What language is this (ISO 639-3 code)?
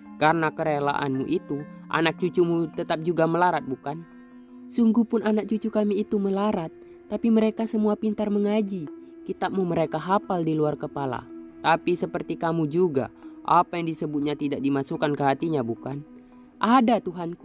ind